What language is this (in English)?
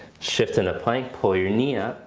English